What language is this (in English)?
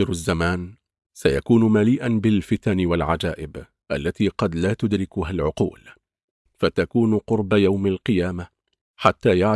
Arabic